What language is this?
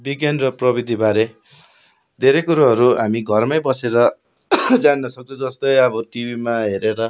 Nepali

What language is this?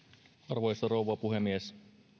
Finnish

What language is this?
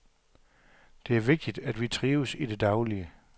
Danish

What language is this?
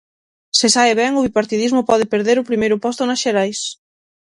Galician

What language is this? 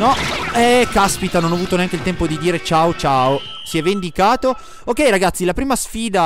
Italian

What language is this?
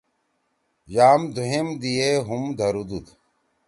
Torwali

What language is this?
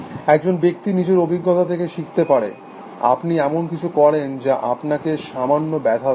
Bangla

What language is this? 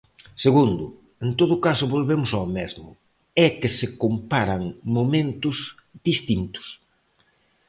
Galician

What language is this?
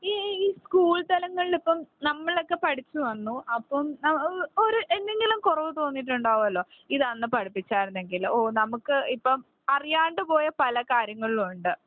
Malayalam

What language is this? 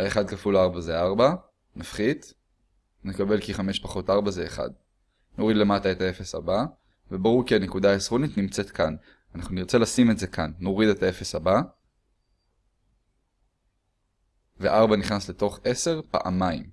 Hebrew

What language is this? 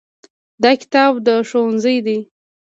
Pashto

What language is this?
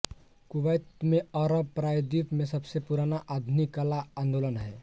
Hindi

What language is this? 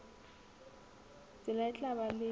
Southern Sotho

